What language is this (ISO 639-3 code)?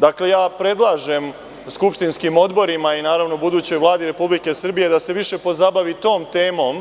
srp